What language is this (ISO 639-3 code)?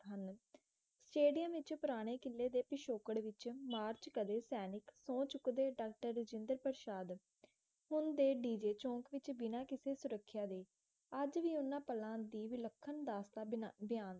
pan